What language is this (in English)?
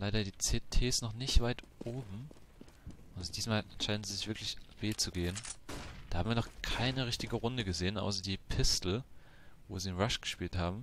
German